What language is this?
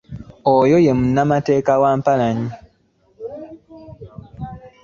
Ganda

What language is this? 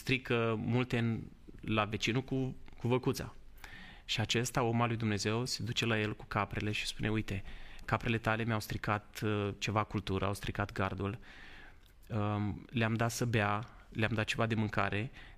Romanian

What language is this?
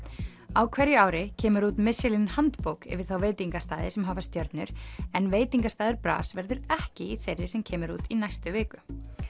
Icelandic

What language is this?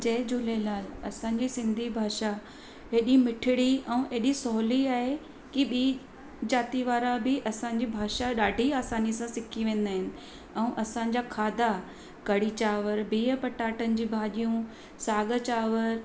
Sindhi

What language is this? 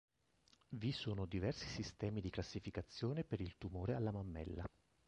Italian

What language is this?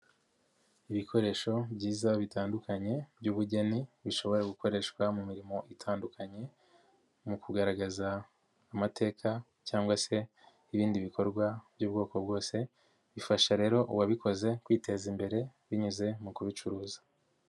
Kinyarwanda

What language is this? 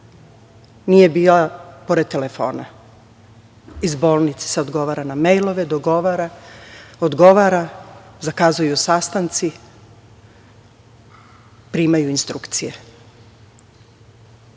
Serbian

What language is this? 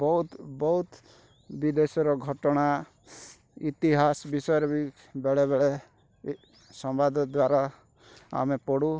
Odia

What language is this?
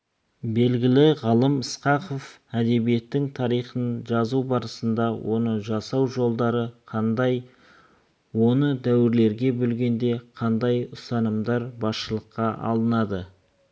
Kazakh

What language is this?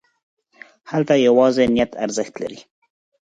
Pashto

